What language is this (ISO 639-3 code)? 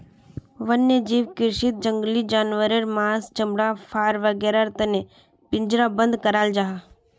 mag